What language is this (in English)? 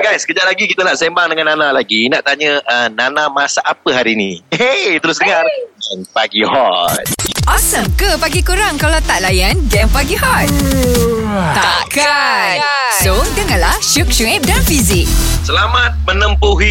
Malay